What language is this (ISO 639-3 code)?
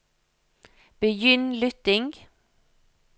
nor